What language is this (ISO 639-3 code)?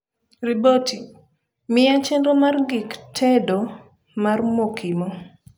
luo